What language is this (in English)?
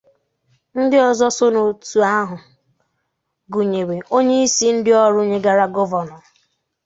Igbo